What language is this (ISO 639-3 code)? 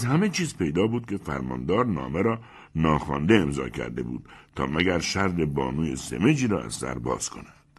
fas